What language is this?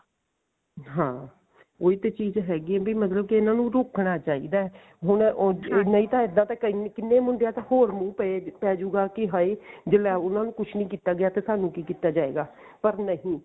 Punjabi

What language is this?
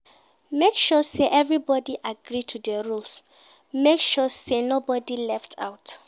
Nigerian Pidgin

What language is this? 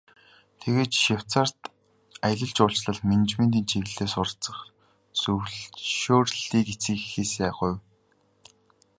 Mongolian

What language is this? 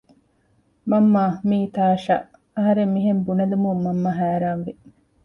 Divehi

